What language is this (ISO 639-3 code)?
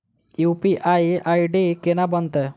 mai